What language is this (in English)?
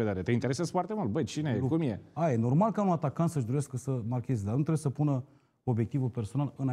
Romanian